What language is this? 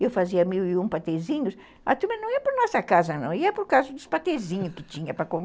Portuguese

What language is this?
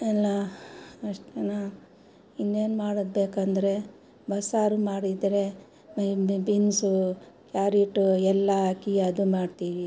Kannada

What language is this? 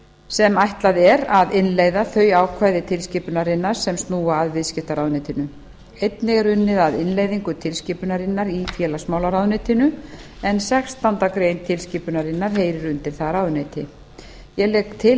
Icelandic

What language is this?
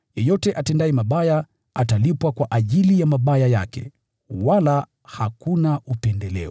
Swahili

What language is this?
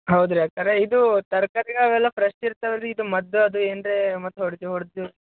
Kannada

